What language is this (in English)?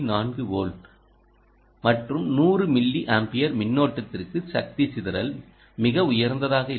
Tamil